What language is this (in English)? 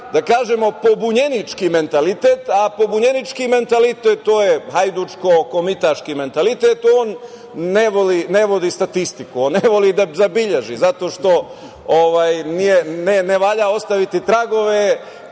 Serbian